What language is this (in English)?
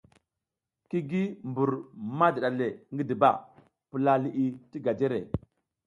South Giziga